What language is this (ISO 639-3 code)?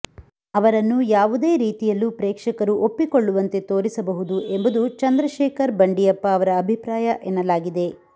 kan